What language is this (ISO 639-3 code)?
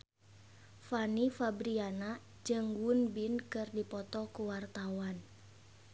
sun